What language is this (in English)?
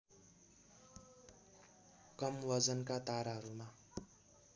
Nepali